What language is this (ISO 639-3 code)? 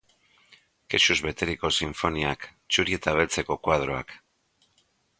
eus